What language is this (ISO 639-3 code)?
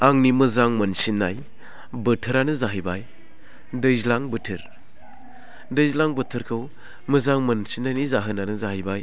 brx